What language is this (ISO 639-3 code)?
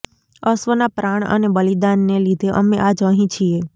guj